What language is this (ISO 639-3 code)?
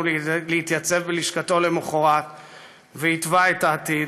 heb